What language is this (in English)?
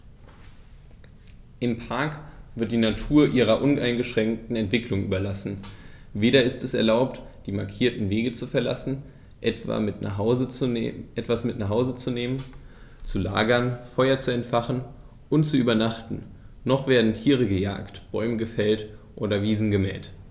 German